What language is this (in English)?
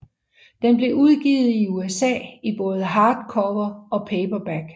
Danish